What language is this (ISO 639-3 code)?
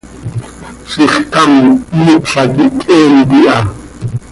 sei